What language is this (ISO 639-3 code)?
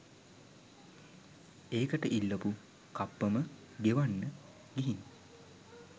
sin